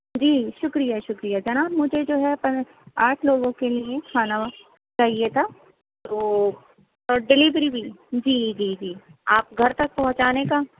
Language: Urdu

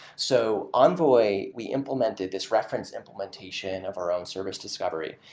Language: English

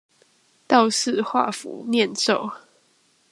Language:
Chinese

